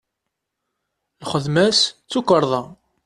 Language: Kabyle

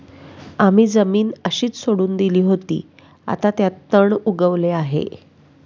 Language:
Marathi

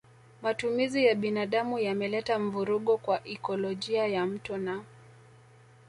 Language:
Swahili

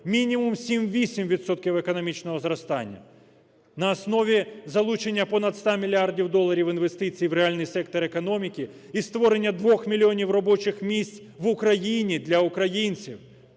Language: Ukrainian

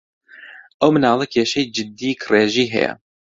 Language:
Central Kurdish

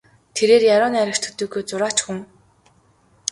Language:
Mongolian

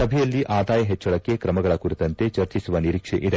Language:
Kannada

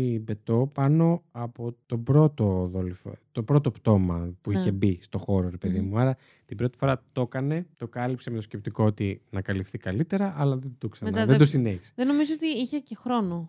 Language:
Greek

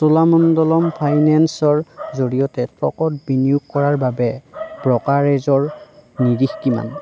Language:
Assamese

